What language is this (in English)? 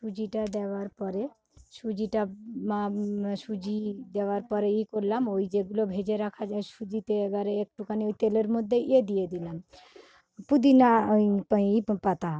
Bangla